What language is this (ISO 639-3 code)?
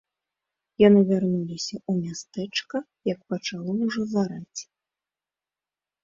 bel